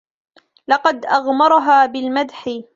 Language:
Arabic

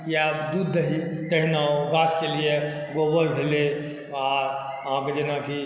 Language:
Maithili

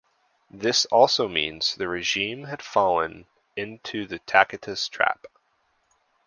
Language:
English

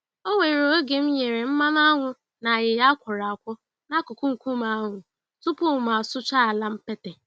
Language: Igbo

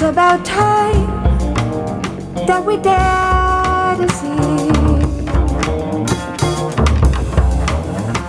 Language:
Hungarian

